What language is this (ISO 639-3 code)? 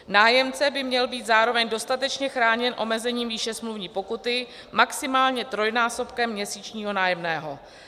ces